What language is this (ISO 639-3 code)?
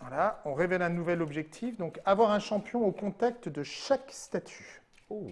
fra